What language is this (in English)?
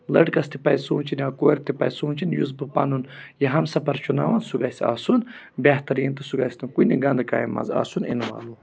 Kashmiri